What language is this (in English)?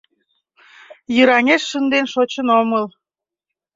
Mari